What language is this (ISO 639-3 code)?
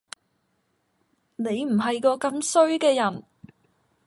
yue